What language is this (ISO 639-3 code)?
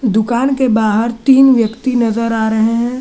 hin